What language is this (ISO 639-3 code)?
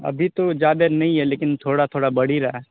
urd